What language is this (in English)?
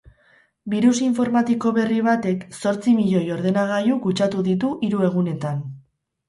Basque